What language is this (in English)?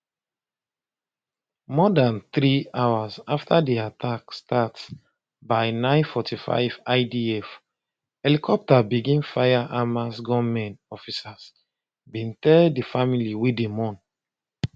Nigerian Pidgin